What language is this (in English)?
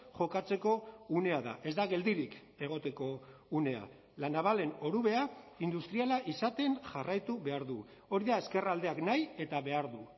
Basque